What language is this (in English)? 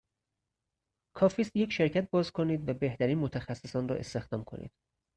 Persian